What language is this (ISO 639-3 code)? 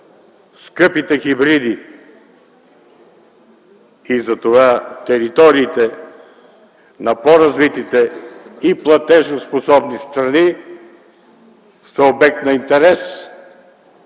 bul